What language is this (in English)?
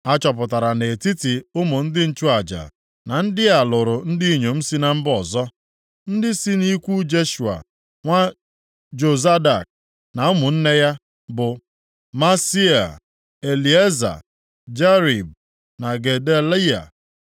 Igbo